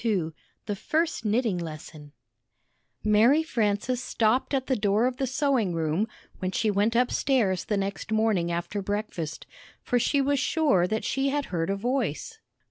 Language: English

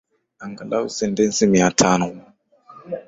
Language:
Swahili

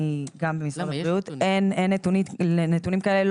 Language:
Hebrew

